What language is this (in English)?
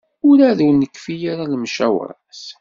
Kabyle